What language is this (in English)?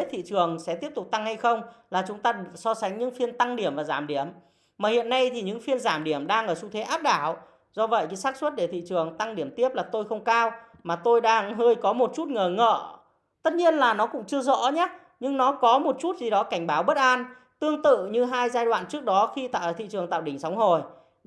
Vietnamese